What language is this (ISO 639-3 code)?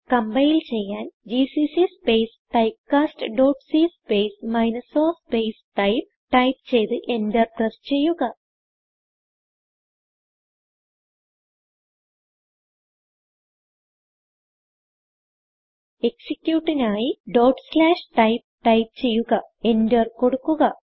mal